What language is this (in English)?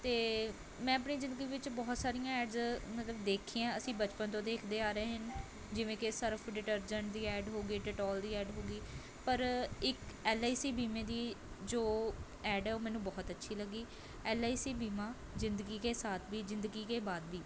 Punjabi